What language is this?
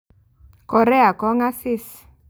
Kalenjin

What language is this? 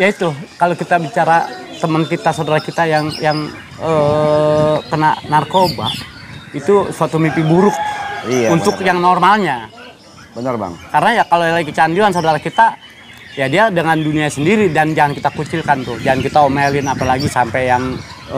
Indonesian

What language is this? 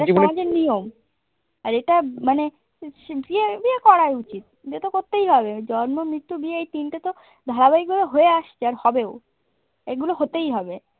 Bangla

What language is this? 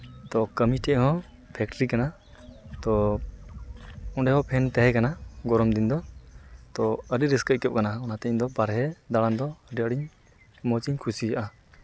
Santali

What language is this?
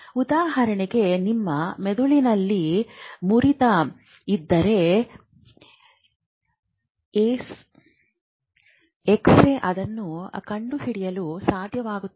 Kannada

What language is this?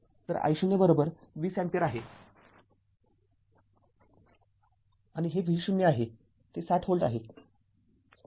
Marathi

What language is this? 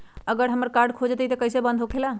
Magahi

